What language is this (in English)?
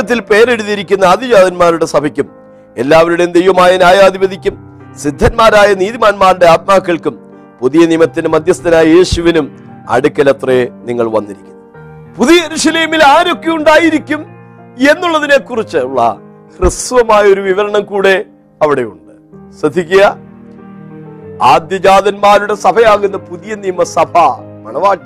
Malayalam